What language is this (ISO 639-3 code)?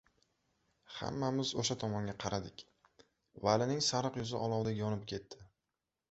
uzb